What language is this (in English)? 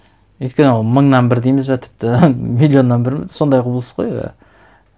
Kazakh